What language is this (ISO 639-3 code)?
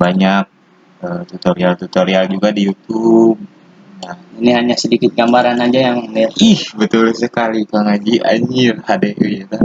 ind